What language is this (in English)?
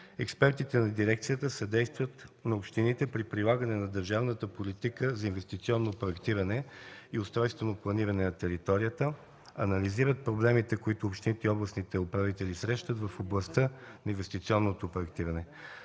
Bulgarian